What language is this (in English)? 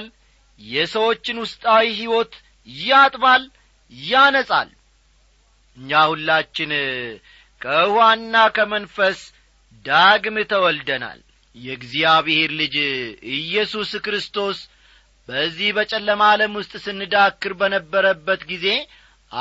Amharic